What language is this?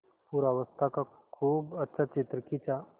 Hindi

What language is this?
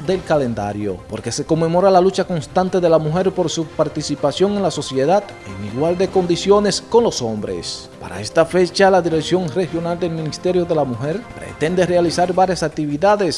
Spanish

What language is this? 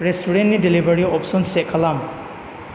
Bodo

